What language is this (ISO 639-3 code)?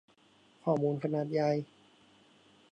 tha